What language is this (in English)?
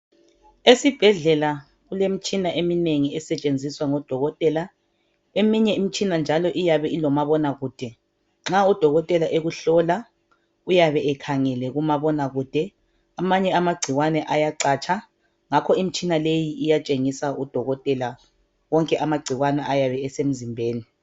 North Ndebele